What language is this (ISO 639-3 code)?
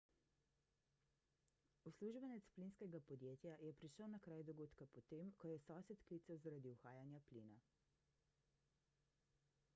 slv